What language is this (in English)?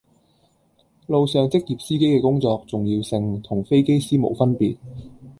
Cantonese